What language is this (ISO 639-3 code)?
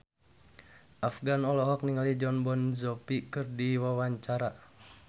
sun